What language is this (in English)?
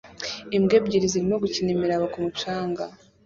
Kinyarwanda